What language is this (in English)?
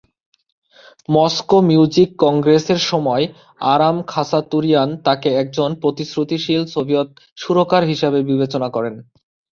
Bangla